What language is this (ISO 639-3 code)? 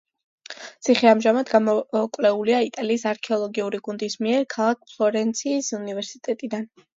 kat